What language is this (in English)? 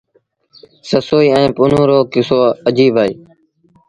Sindhi Bhil